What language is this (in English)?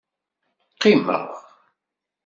Kabyle